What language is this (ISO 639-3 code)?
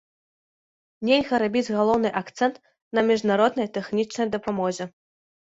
bel